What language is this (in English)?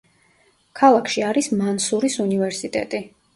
Georgian